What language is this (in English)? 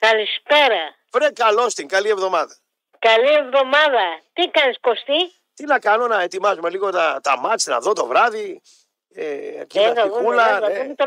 Greek